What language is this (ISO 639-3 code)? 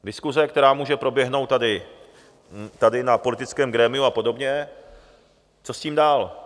ces